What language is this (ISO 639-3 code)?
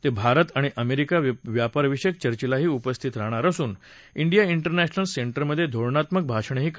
mar